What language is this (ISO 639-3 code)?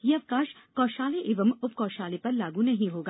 hin